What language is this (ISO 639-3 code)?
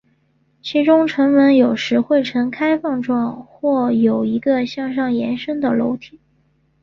zho